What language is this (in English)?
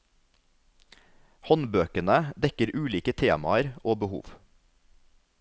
Norwegian